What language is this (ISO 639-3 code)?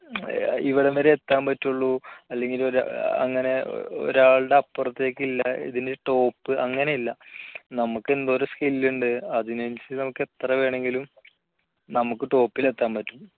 mal